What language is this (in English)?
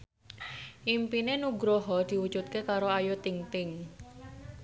Javanese